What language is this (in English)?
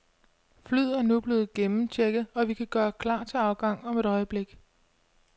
Danish